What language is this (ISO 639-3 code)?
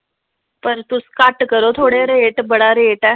doi